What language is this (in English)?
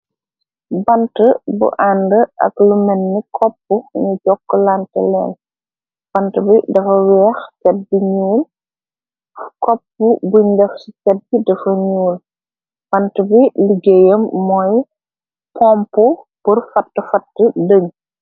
Wolof